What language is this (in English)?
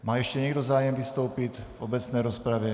Czech